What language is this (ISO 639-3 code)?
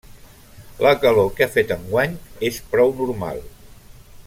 cat